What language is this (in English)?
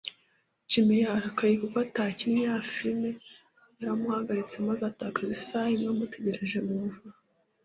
Kinyarwanda